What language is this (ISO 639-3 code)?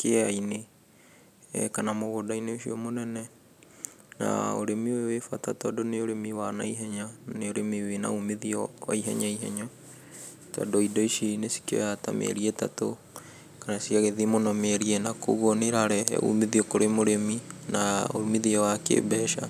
kik